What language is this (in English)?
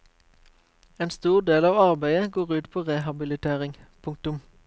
Norwegian